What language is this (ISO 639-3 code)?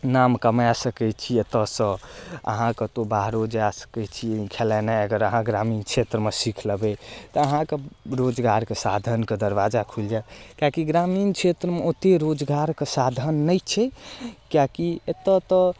mai